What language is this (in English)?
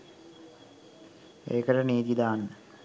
Sinhala